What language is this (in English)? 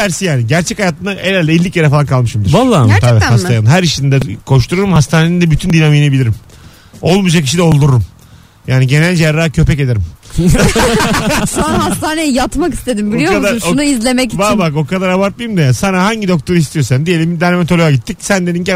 Turkish